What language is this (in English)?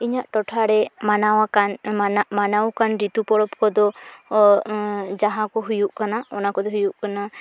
Santali